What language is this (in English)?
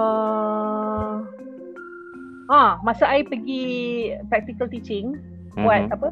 Malay